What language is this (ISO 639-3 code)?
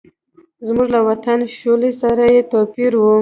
pus